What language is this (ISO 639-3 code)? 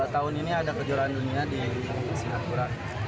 ind